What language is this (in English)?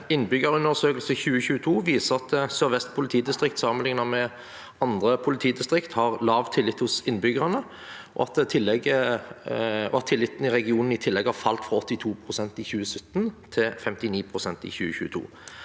Norwegian